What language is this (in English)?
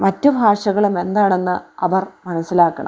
Malayalam